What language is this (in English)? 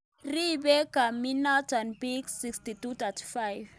Kalenjin